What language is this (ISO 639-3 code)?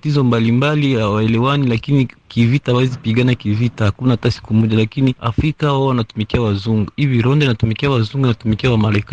swa